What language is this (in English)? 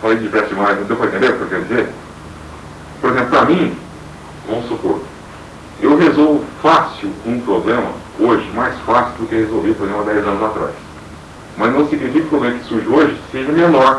Portuguese